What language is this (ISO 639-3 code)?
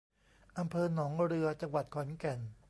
tha